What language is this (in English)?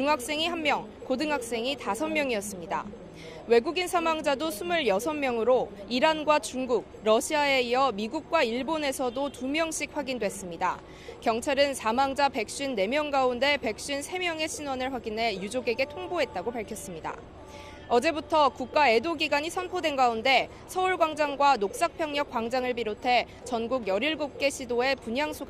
Korean